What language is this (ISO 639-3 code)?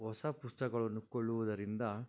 kan